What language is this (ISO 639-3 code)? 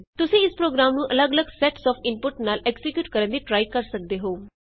pan